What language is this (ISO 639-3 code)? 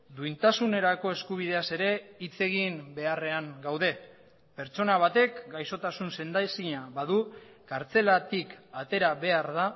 eus